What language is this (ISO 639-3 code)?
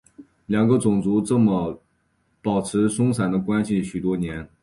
zho